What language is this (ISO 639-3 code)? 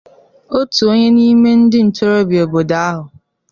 ibo